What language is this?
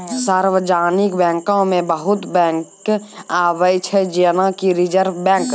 Maithili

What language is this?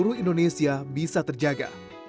Indonesian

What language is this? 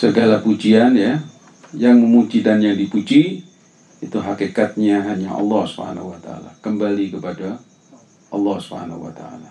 Indonesian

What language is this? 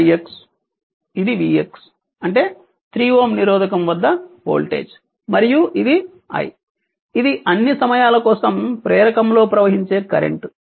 Telugu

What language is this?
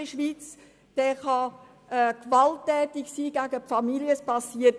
Swiss German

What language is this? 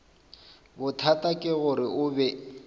Northern Sotho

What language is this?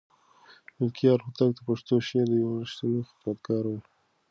Pashto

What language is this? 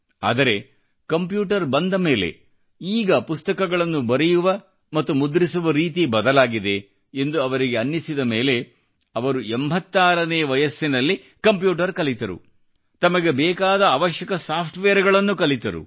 Kannada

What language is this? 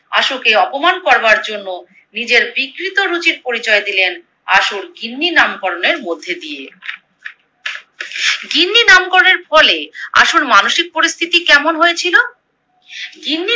Bangla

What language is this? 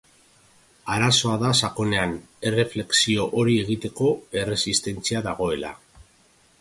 Basque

